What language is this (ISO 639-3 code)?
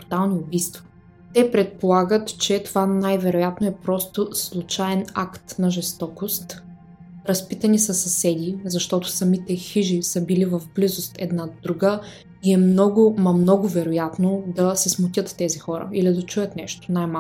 bul